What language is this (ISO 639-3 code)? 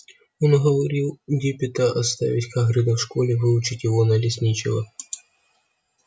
rus